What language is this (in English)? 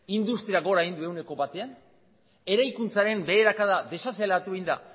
Basque